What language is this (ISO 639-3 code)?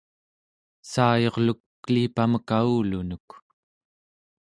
esu